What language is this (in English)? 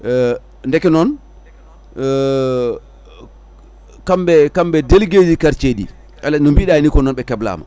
Fula